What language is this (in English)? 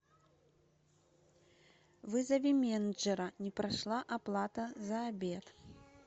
Russian